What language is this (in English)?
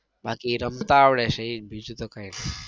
Gujarati